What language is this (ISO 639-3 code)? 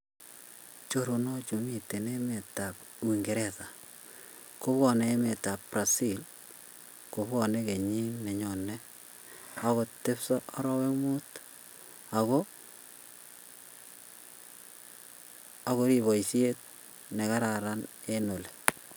kln